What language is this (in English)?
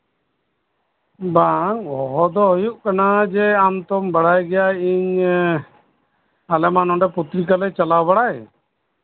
Santali